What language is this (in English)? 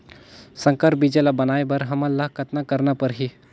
Chhattisgarhi